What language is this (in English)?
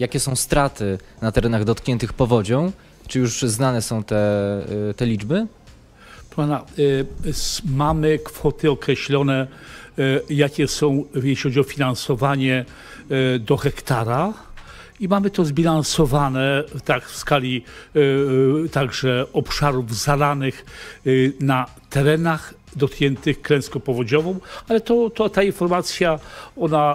Polish